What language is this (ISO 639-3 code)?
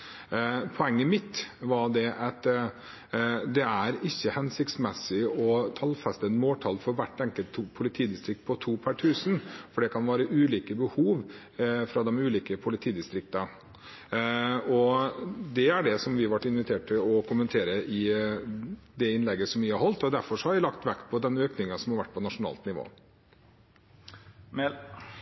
nob